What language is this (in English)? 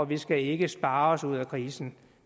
Danish